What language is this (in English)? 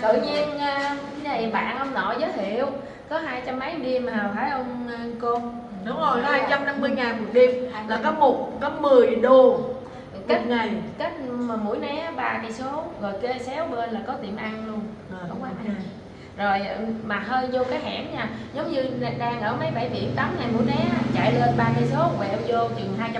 Vietnamese